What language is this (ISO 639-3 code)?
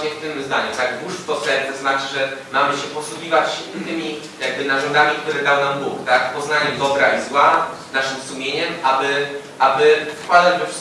pol